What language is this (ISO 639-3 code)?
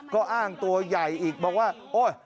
tha